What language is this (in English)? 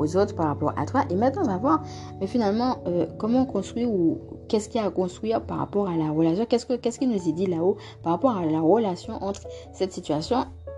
French